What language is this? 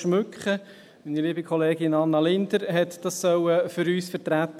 Swiss German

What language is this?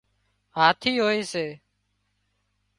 Wadiyara Koli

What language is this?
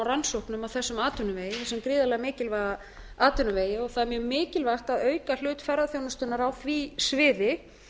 Icelandic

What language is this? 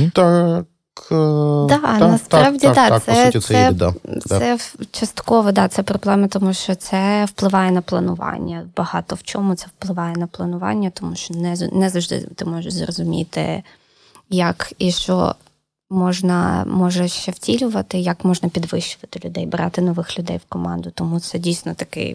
Ukrainian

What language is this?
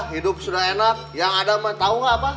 Indonesian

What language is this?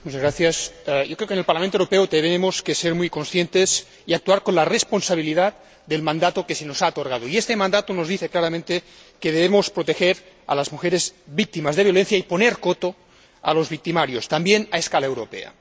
Spanish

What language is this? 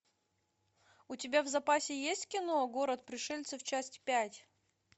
Russian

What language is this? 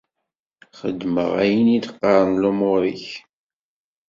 Kabyle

